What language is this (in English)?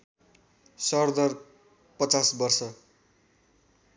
Nepali